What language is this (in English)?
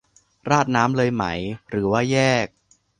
Thai